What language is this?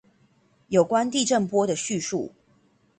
Chinese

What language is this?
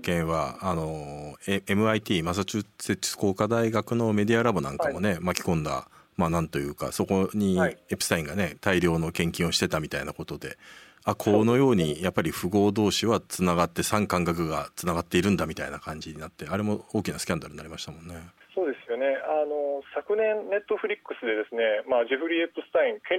Japanese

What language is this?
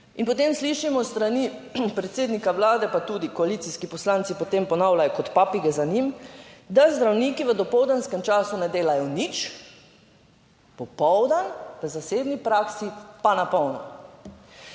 Slovenian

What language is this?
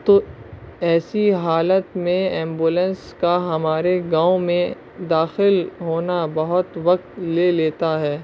Urdu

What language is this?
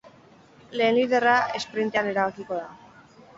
Basque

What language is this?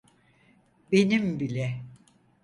Turkish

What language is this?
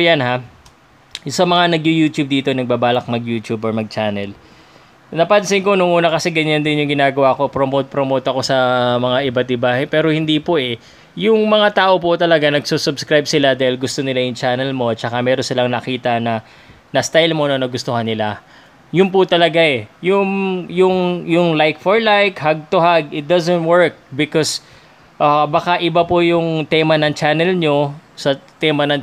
Filipino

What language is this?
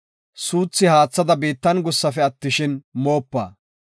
Gofa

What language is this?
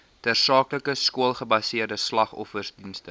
Afrikaans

